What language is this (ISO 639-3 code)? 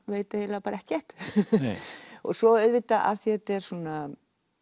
isl